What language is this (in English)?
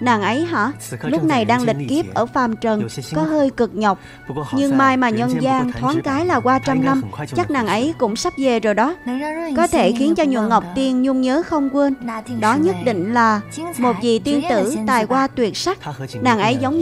Vietnamese